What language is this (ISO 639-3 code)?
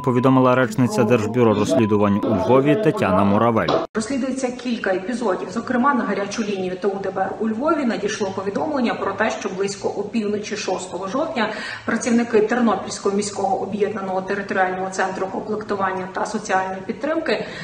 ukr